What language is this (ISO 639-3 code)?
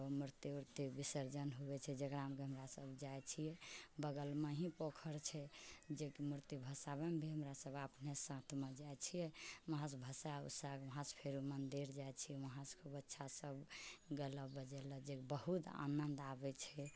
mai